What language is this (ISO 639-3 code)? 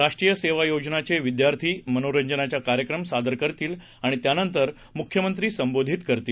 mar